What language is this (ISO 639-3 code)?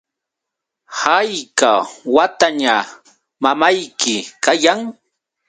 qux